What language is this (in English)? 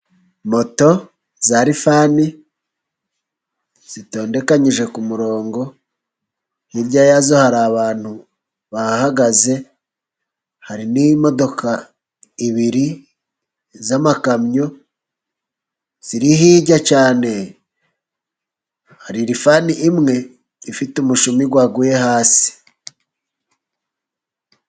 Kinyarwanda